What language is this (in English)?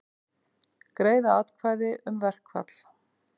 Icelandic